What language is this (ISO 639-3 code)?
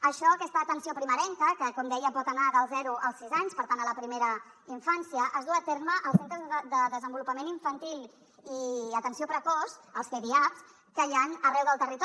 cat